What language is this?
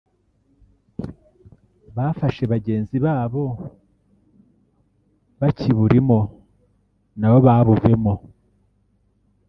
Kinyarwanda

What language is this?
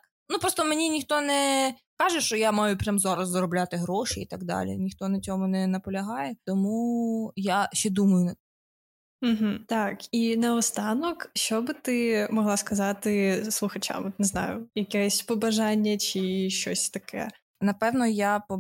Ukrainian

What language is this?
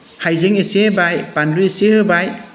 Bodo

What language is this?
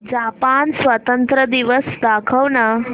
Marathi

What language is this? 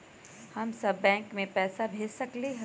Magahi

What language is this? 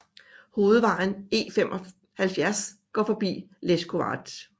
Danish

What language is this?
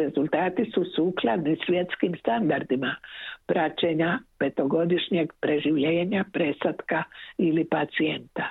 Croatian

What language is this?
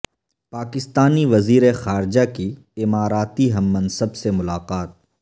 Urdu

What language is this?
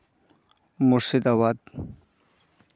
Santali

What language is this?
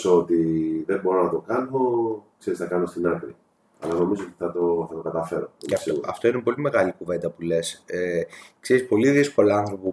Greek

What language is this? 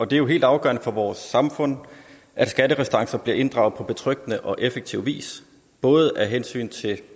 Danish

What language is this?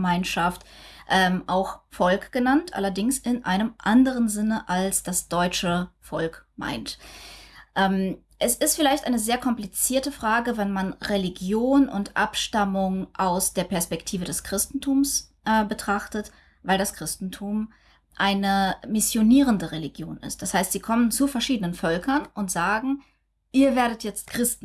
German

